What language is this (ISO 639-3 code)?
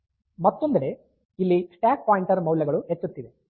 kan